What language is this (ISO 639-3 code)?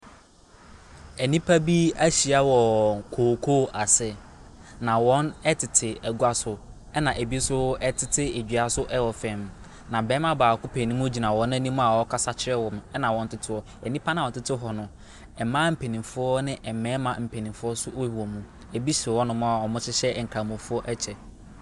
aka